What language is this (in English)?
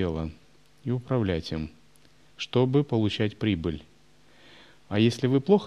Russian